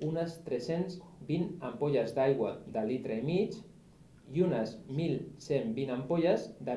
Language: Catalan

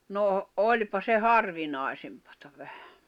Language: Finnish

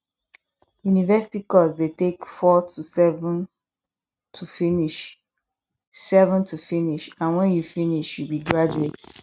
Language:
Nigerian Pidgin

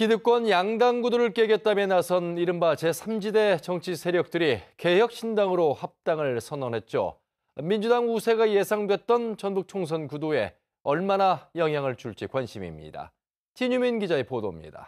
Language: Korean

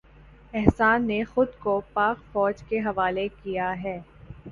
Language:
Urdu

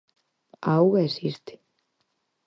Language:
Galician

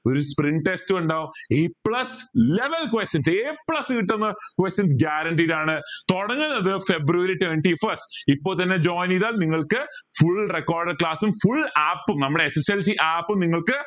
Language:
Malayalam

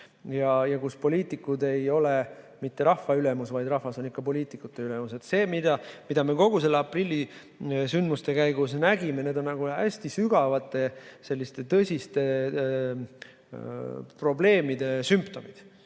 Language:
Estonian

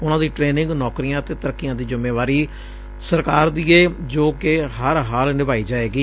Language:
Punjabi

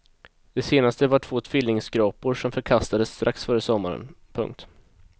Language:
Swedish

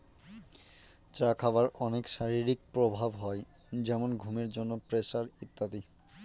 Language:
Bangla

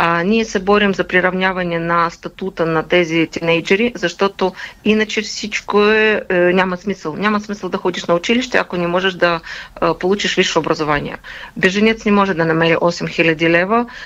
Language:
Bulgarian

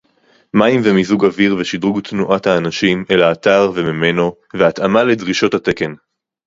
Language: Hebrew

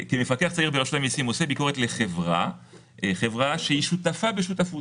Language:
Hebrew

